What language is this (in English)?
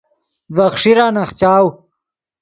Yidgha